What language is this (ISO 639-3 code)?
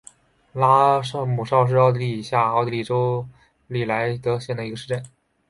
zho